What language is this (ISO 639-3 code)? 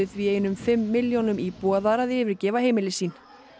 isl